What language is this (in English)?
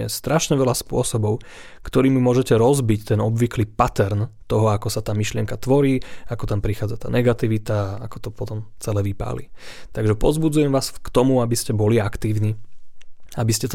Slovak